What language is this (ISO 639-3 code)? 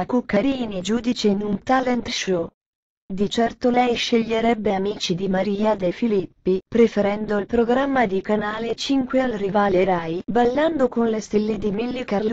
ita